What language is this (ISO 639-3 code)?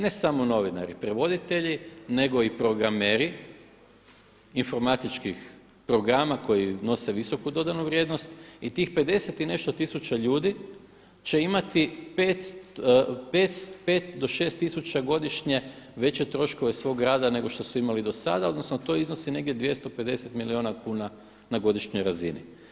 hrv